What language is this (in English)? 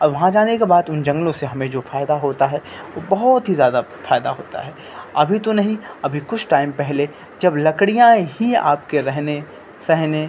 Urdu